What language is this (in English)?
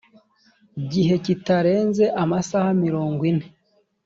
Kinyarwanda